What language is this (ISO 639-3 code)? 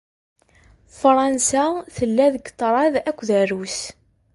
kab